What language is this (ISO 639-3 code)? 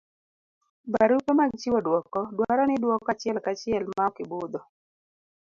luo